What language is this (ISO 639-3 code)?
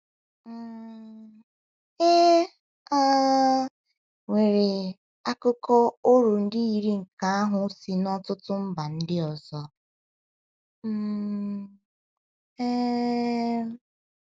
ibo